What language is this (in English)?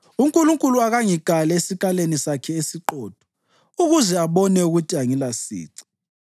North Ndebele